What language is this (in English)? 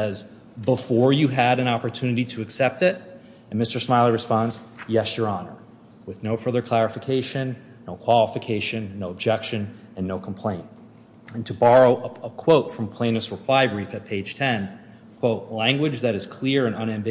English